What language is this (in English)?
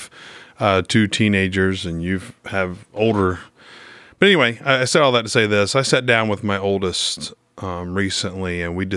English